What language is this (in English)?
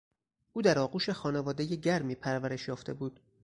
Persian